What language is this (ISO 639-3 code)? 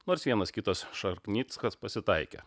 lit